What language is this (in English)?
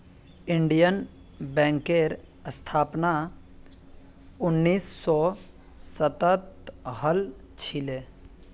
Magahi